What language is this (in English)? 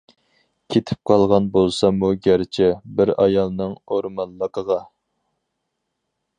Uyghur